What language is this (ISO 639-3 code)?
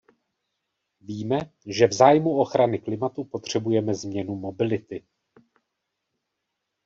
ces